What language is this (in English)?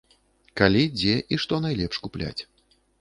Belarusian